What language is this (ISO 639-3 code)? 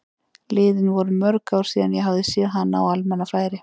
isl